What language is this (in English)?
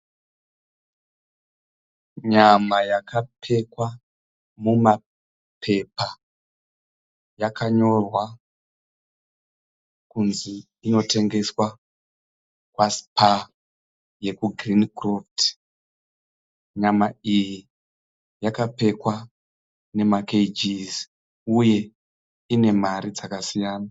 Shona